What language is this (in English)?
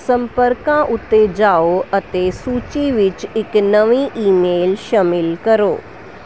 Punjabi